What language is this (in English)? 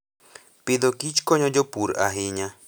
Luo (Kenya and Tanzania)